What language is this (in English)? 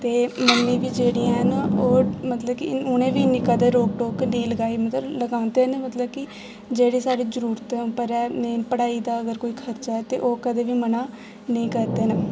Dogri